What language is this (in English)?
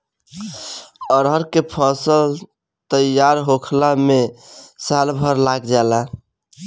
Bhojpuri